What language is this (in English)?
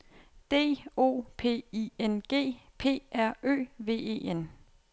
Danish